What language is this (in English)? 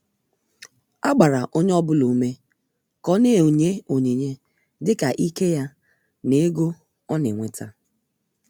Igbo